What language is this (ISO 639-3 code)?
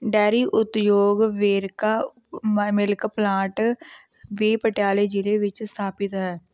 pan